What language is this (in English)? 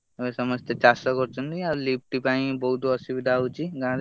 Odia